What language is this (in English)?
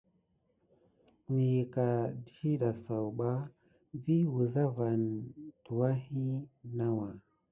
Gidar